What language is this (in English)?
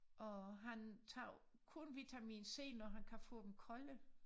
Danish